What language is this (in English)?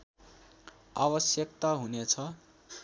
Nepali